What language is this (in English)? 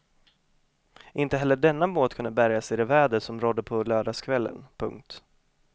Swedish